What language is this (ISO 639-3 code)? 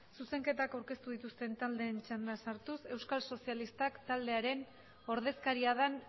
eus